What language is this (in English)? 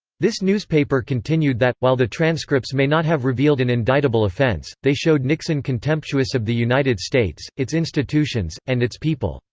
English